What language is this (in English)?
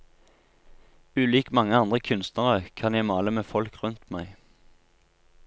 Norwegian